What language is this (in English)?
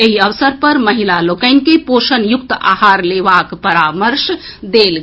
Maithili